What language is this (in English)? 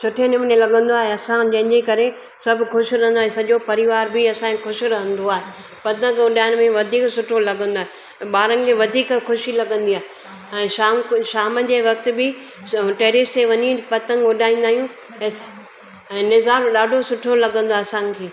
Sindhi